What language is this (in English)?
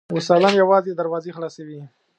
Pashto